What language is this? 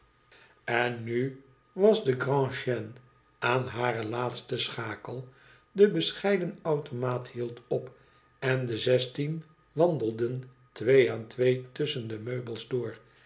Dutch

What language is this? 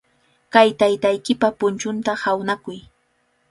Cajatambo North Lima Quechua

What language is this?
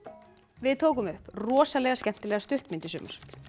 Icelandic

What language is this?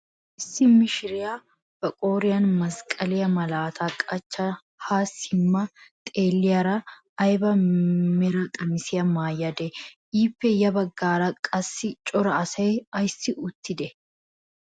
Wolaytta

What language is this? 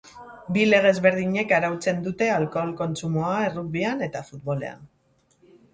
Basque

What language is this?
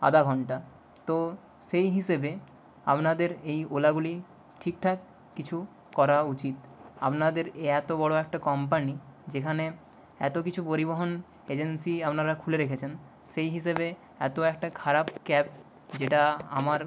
Bangla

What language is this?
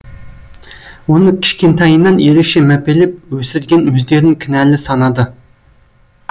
Kazakh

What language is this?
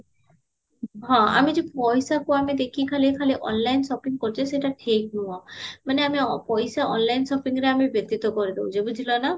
Odia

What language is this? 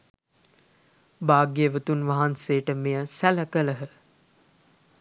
Sinhala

